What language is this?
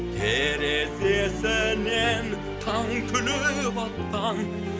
Kazakh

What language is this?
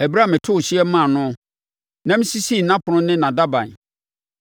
Akan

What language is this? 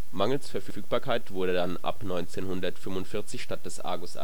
German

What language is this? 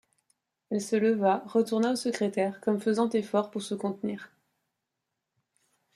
French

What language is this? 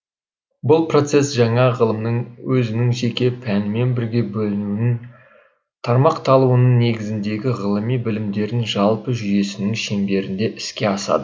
Kazakh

